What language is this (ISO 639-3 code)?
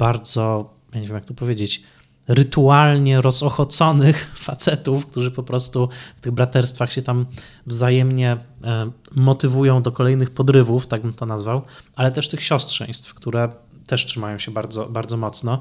pol